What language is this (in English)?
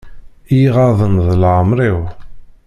Kabyle